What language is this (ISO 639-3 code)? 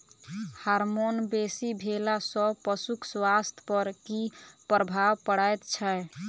mai